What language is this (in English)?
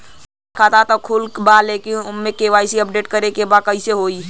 Bhojpuri